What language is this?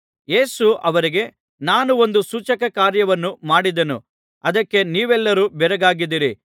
Kannada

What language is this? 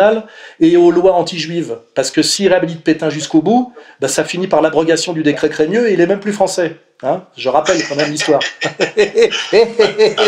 French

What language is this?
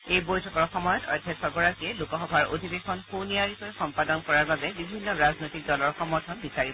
Assamese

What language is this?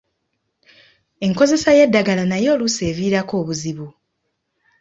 Ganda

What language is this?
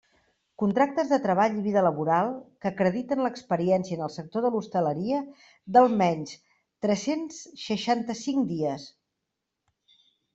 Catalan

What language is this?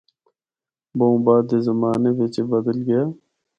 Northern Hindko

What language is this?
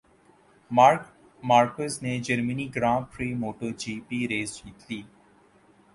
Urdu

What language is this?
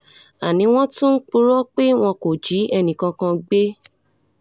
Yoruba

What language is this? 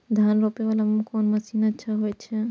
Maithili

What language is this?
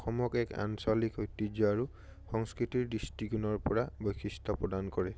Assamese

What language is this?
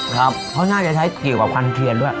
Thai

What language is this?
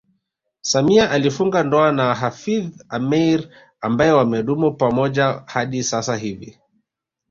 Swahili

